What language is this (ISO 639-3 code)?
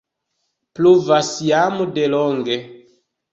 epo